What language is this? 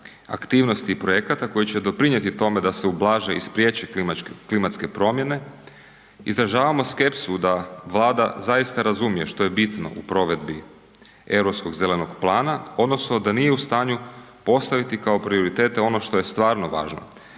Croatian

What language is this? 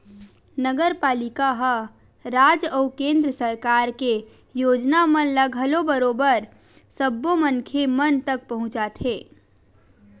Chhattisgarhi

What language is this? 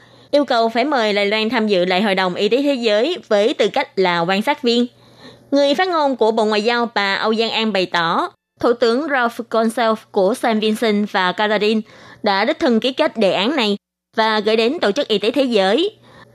Vietnamese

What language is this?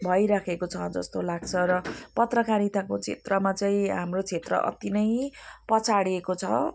Nepali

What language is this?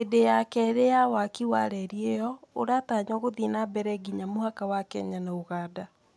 Kikuyu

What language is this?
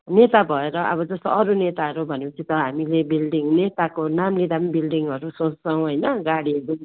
Nepali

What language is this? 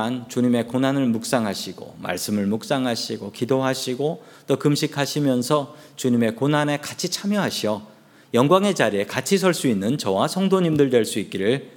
Korean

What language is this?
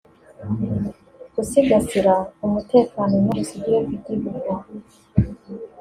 Kinyarwanda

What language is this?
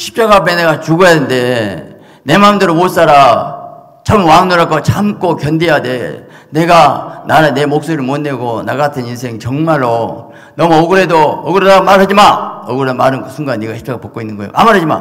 Korean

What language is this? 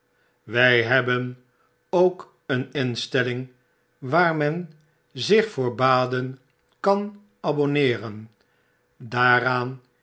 Dutch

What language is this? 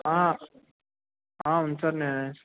Telugu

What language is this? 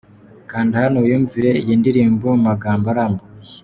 Kinyarwanda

